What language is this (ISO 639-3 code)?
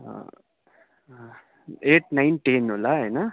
nep